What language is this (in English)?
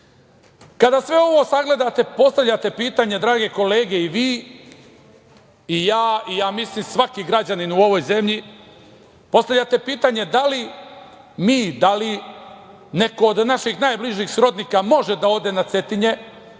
Serbian